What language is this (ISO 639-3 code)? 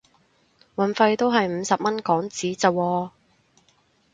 yue